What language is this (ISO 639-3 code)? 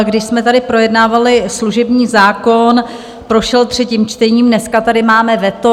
ces